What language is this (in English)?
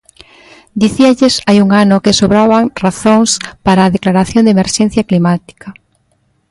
Galician